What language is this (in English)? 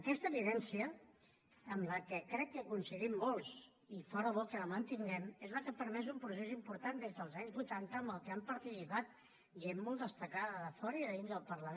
Catalan